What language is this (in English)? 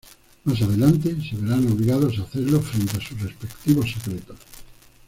Spanish